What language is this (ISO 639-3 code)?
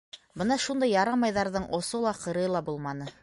bak